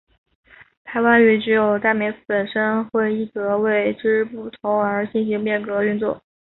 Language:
Chinese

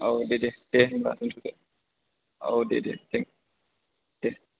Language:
Bodo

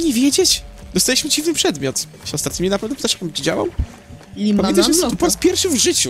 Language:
Polish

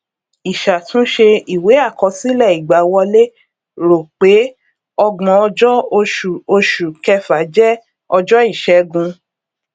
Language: Yoruba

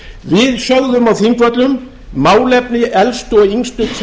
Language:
Icelandic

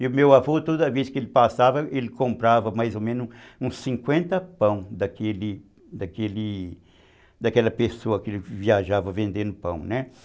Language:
Portuguese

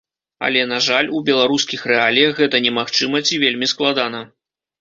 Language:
Belarusian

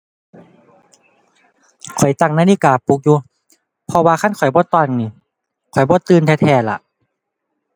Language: Thai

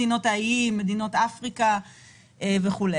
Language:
Hebrew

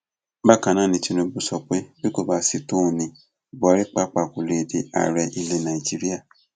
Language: Yoruba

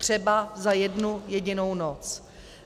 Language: Czech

